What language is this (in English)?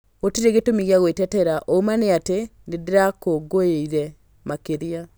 Kikuyu